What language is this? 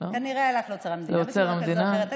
Hebrew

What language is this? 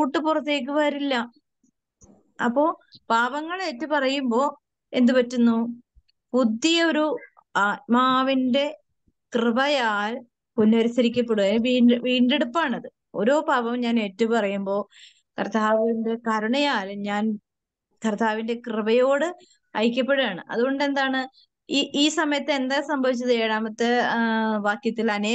Malayalam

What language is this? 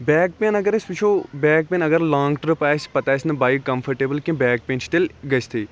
Kashmiri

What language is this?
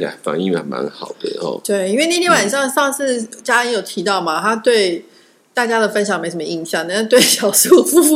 Chinese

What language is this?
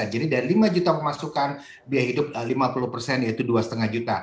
Indonesian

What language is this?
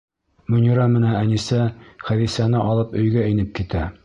Bashkir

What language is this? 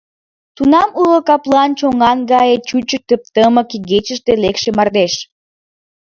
Mari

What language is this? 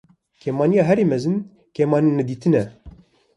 Kurdish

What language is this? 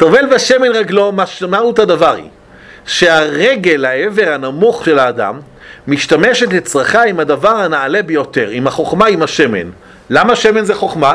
Hebrew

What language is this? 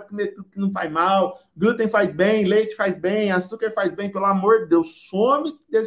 Portuguese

